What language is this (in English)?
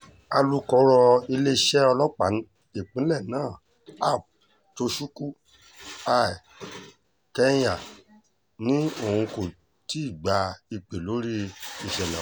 Yoruba